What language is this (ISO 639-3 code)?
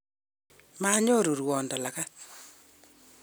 kln